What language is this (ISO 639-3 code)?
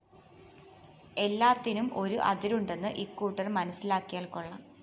mal